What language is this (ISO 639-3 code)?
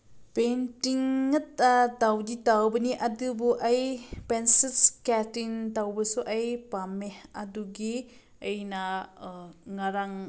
mni